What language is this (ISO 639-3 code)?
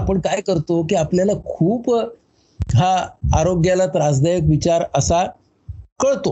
mar